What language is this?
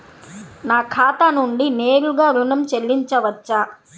Telugu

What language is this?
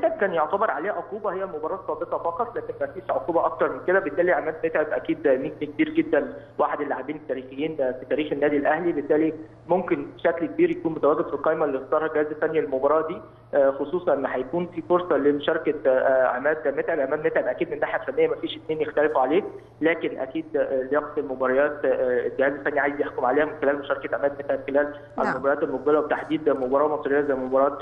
Arabic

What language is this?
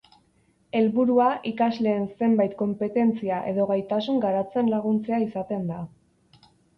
Basque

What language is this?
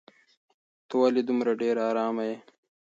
Pashto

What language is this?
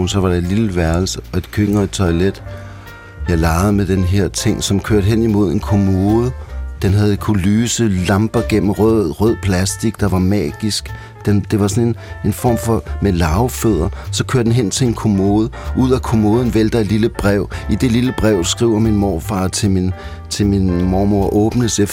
Danish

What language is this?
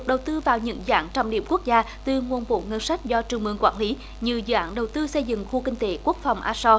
Vietnamese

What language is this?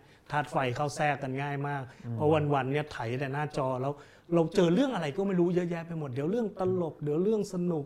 Thai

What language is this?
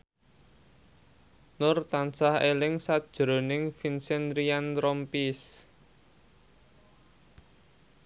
Javanese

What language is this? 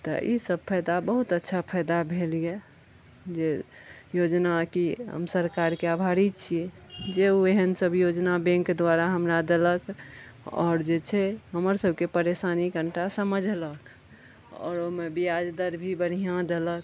Maithili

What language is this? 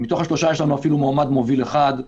Hebrew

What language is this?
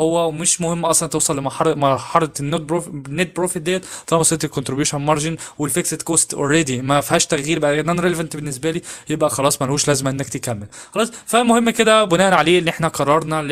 Arabic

